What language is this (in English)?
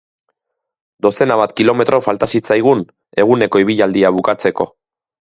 Basque